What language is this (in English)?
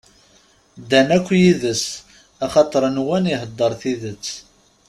Kabyle